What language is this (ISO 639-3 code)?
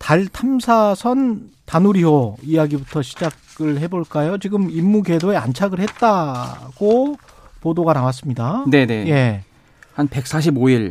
kor